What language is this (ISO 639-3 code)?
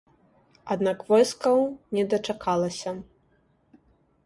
bel